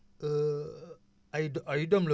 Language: Wolof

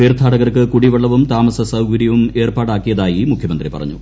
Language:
Malayalam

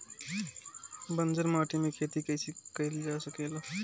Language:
Bhojpuri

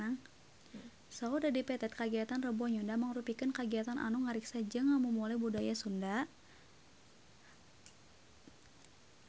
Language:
Sundanese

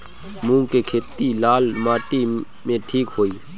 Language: Bhojpuri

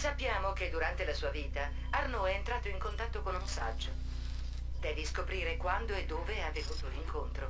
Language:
Italian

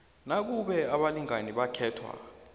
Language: South Ndebele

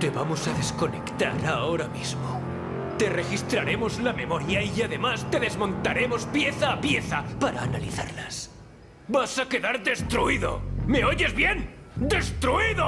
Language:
Spanish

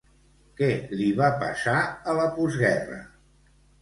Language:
Catalan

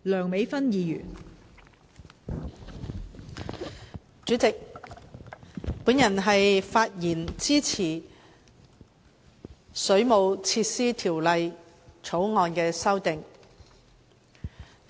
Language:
Cantonese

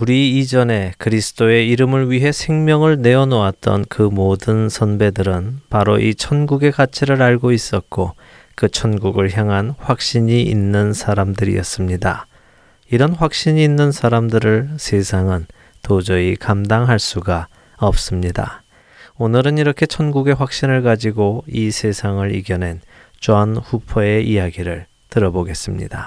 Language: Korean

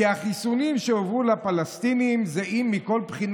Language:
Hebrew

